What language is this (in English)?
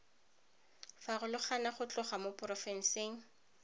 Tswana